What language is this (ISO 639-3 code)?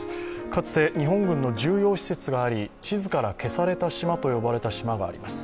jpn